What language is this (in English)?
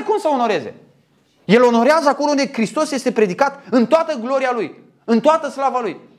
Romanian